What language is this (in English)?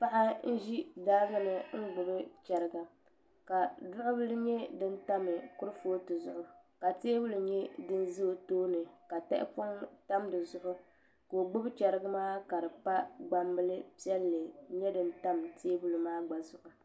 Dagbani